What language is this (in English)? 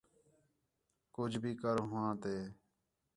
Khetrani